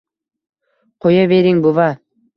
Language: Uzbek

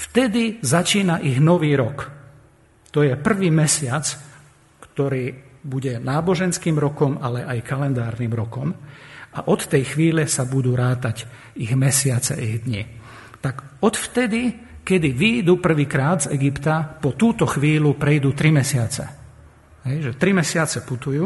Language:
Slovak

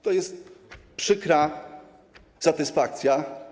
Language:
Polish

